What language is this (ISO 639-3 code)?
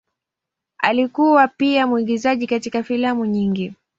swa